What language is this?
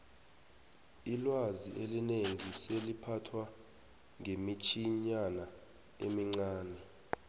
South Ndebele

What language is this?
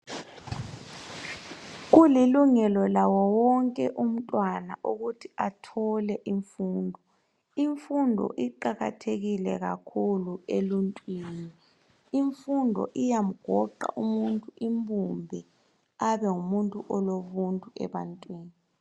North Ndebele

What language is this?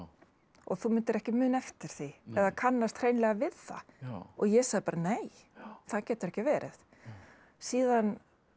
Icelandic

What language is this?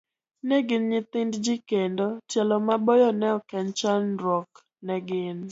Luo (Kenya and Tanzania)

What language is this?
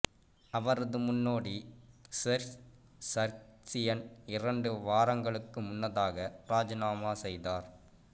Tamil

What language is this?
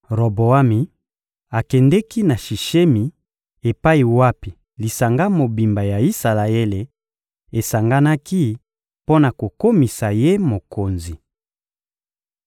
Lingala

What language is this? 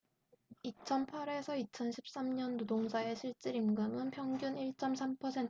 Korean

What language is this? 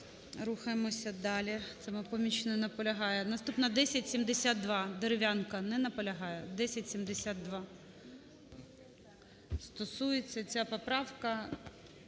Ukrainian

